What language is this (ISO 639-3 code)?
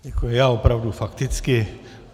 ces